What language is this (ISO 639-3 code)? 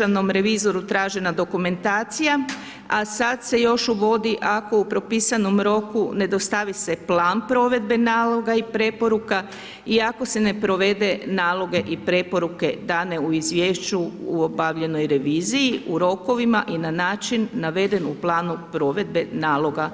hrv